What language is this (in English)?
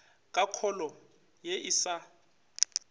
Northern Sotho